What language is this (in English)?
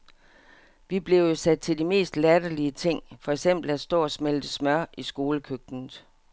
Danish